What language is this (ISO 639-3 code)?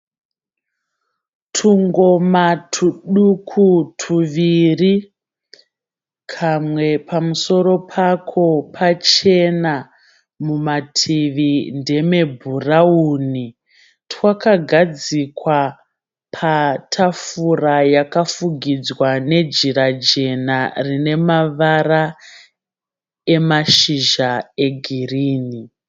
sna